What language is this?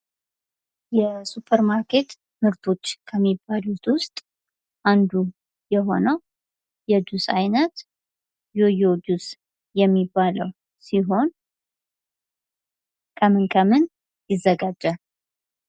Amharic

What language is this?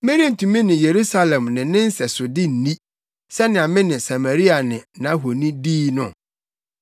Akan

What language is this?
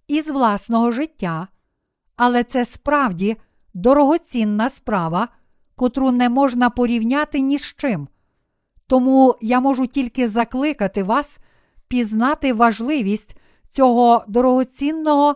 Ukrainian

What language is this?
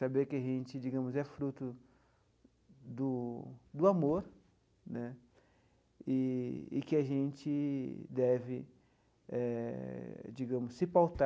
Portuguese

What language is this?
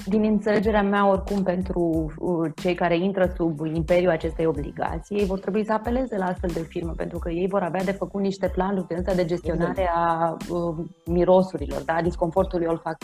Romanian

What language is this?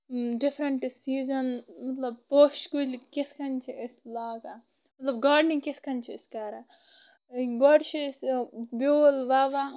Kashmiri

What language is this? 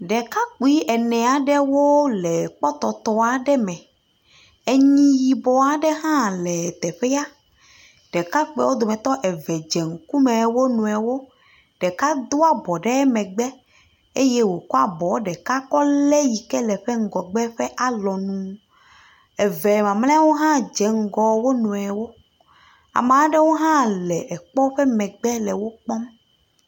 Ewe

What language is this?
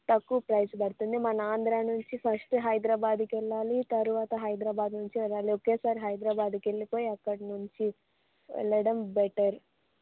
Telugu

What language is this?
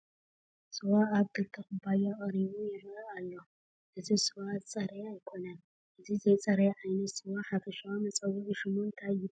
Tigrinya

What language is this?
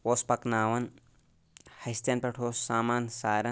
Kashmiri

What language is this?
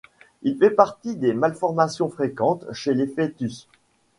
French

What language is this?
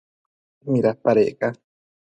Matsés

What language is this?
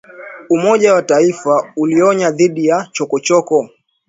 Swahili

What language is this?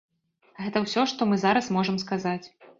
Belarusian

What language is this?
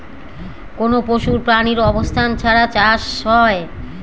Bangla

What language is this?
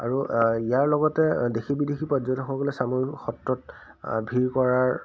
Assamese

